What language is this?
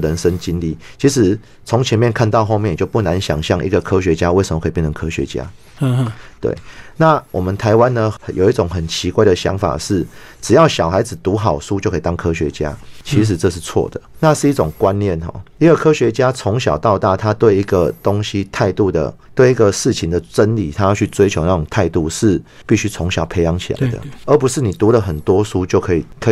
Chinese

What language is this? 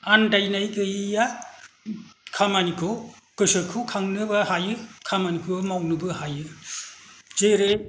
Bodo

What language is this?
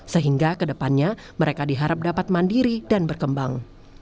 Indonesian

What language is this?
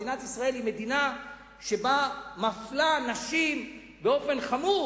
Hebrew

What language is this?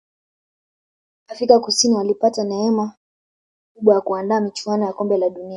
Swahili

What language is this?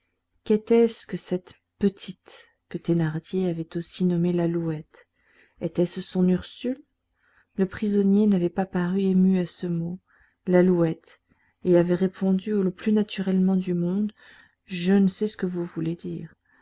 French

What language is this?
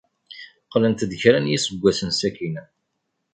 Kabyle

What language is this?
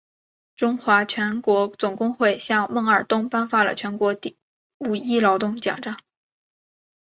Chinese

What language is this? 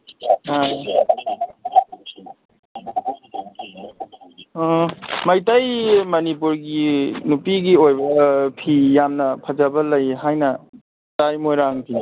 Manipuri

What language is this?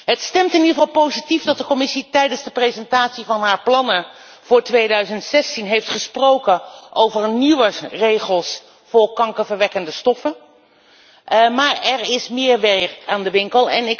Dutch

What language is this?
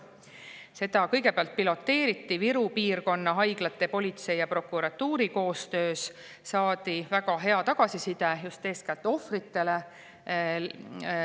Estonian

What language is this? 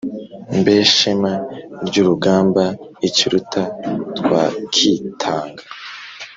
Kinyarwanda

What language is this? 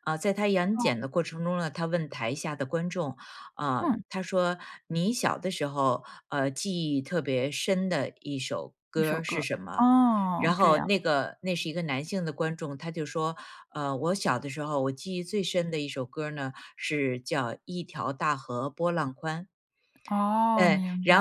Chinese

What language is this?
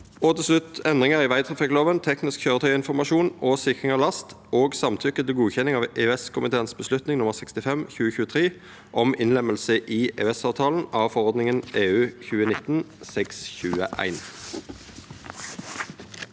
Norwegian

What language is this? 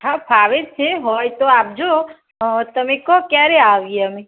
Gujarati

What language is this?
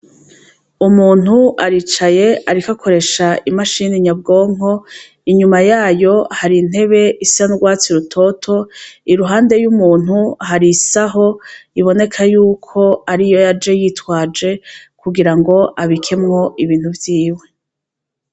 Rundi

